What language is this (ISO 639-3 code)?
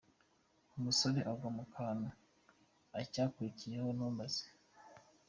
kin